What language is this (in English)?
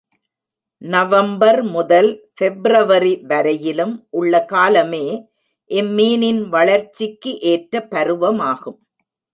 Tamil